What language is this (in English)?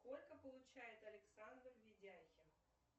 Russian